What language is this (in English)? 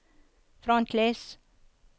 Norwegian